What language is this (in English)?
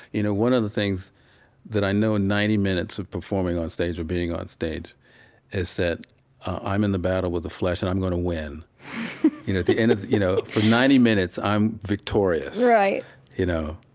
English